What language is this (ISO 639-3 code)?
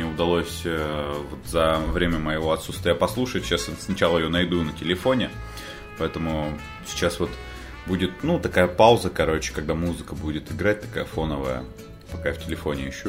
rus